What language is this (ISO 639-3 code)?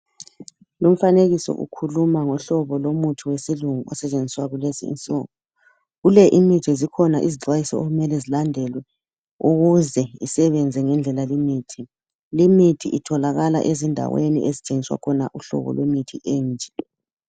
nde